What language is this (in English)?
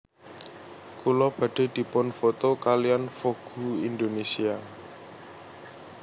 Javanese